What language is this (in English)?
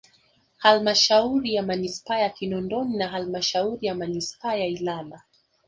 Swahili